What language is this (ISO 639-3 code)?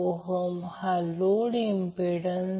mar